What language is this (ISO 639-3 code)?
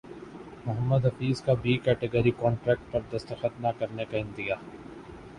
urd